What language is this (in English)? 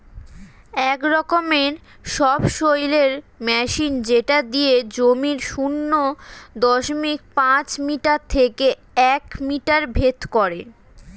Bangla